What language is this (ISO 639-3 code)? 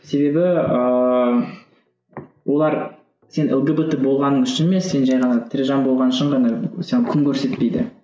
kaz